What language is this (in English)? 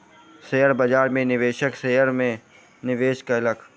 Maithili